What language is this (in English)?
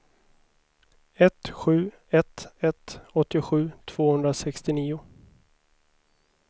Swedish